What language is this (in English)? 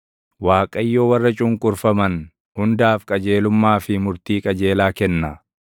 Oromo